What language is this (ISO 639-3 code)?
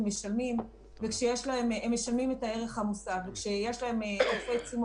heb